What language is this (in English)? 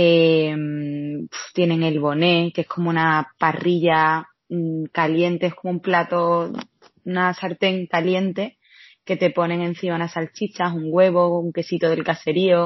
Spanish